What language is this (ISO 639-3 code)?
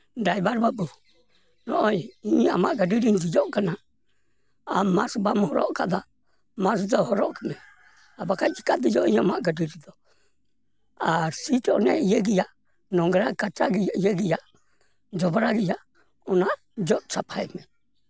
sat